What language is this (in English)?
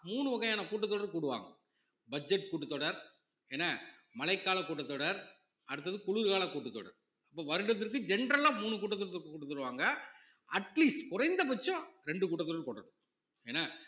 Tamil